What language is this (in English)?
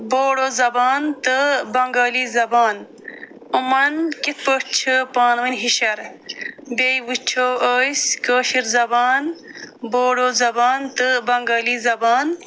Kashmiri